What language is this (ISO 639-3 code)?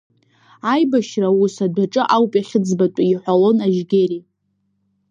abk